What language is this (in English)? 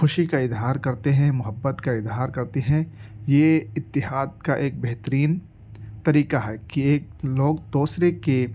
Urdu